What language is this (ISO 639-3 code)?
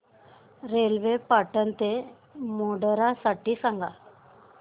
mar